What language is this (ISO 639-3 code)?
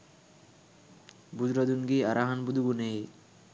sin